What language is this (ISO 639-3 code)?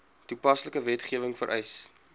afr